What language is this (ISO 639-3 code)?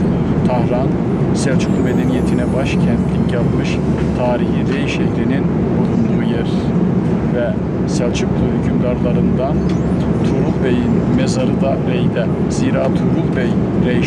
tur